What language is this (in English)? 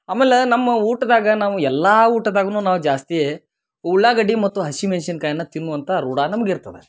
Kannada